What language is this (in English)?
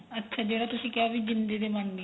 Punjabi